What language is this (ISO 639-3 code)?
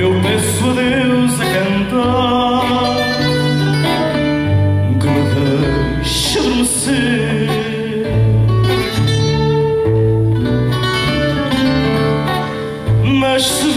ron